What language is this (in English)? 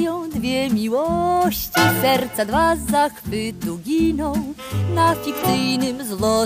Polish